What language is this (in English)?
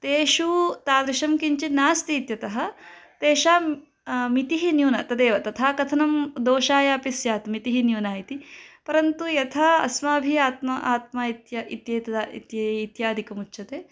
Sanskrit